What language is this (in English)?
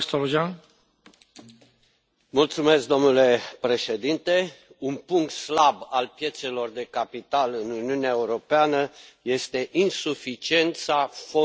Romanian